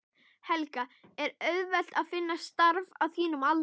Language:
Icelandic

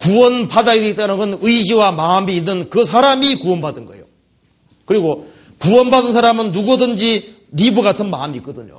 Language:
Korean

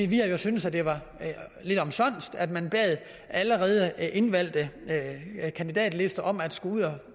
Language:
Danish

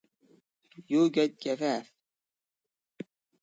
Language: Arabic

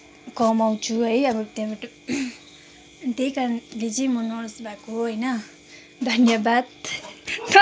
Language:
Nepali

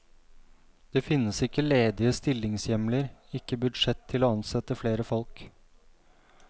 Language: Norwegian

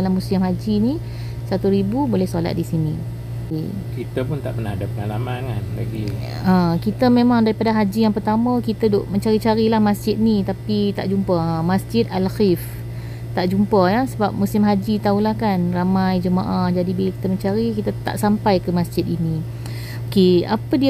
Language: Malay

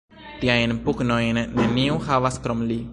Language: Esperanto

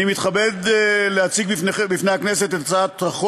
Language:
Hebrew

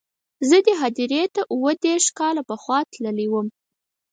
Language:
Pashto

